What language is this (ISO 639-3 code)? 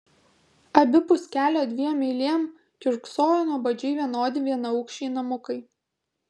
lit